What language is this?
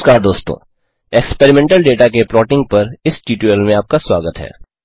Hindi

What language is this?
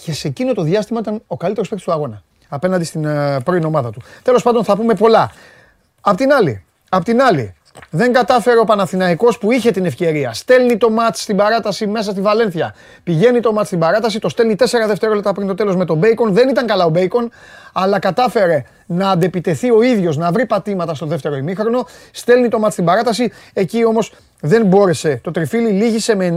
Greek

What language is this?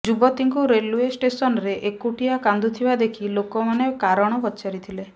Odia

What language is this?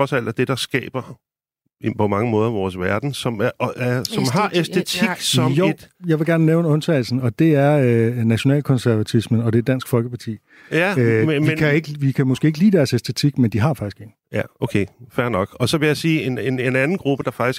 Danish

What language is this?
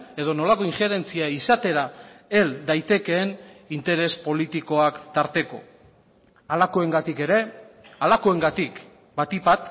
Basque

